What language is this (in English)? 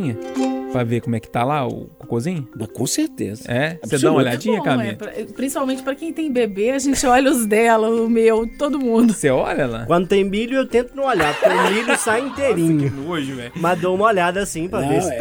Portuguese